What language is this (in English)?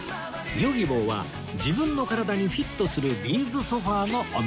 Japanese